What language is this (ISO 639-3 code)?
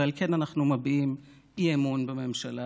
heb